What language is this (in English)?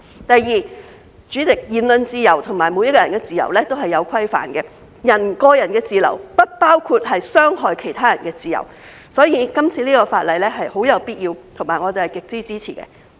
Cantonese